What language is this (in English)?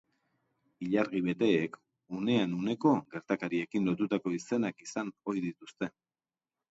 Basque